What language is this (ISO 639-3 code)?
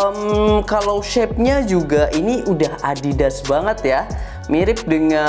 ind